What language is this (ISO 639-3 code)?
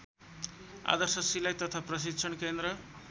nep